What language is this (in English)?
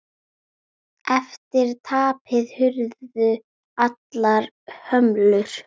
Icelandic